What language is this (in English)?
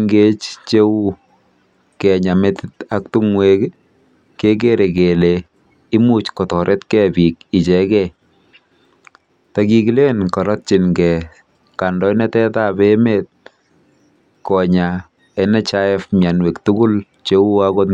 Kalenjin